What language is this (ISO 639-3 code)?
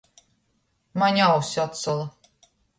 ltg